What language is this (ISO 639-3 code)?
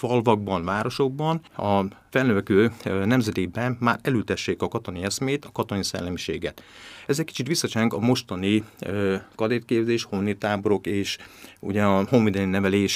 hun